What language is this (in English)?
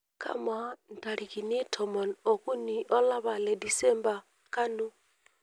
Masai